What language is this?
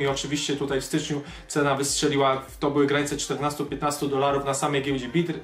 Polish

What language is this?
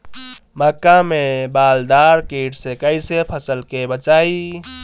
Bhojpuri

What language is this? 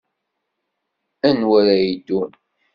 Kabyle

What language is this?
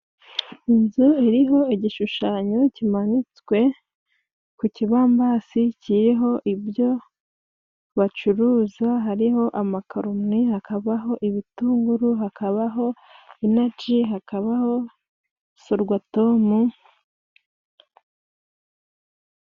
Kinyarwanda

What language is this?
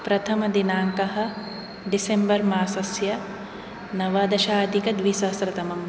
Sanskrit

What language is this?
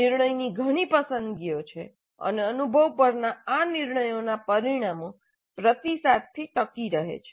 Gujarati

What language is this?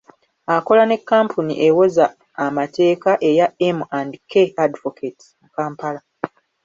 Ganda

